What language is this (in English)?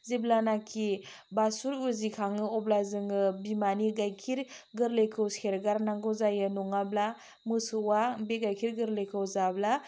Bodo